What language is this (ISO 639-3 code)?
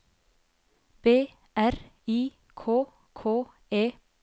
nor